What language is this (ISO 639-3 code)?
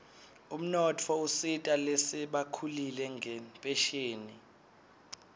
ssw